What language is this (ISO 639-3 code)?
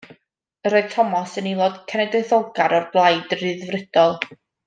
cym